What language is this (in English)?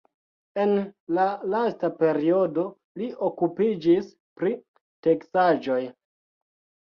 Esperanto